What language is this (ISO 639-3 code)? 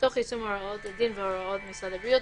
heb